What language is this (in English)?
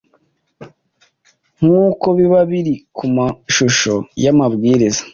Kinyarwanda